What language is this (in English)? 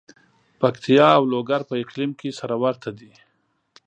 Pashto